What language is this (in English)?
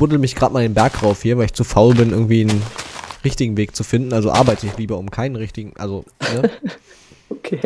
German